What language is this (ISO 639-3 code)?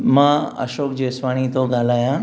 snd